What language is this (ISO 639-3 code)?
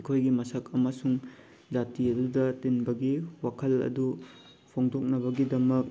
mni